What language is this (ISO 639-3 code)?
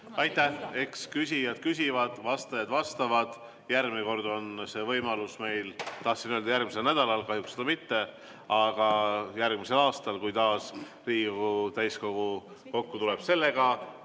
est